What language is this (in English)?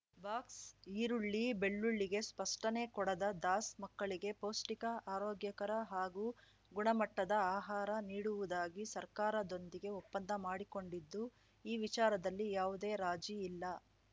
Kannada